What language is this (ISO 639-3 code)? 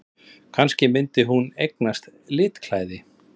isl